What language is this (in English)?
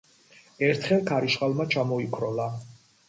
Georgian